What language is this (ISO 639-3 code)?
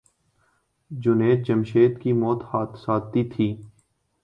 urd